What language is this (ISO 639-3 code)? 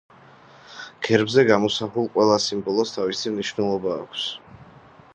kat